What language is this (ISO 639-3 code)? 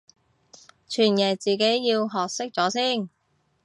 yue